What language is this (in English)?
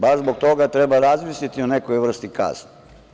Serbian